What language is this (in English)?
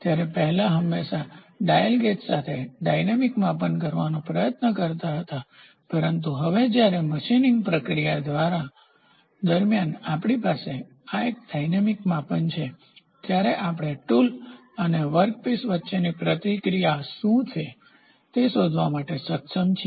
Gujarati